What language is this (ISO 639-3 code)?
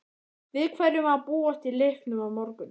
isl